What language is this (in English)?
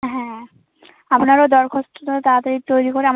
Bangla